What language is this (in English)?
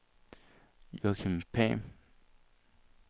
Danish